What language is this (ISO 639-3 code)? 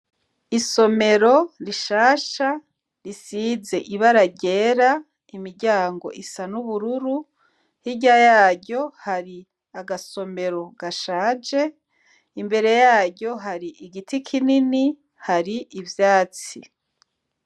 run